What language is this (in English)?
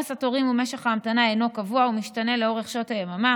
Hebrew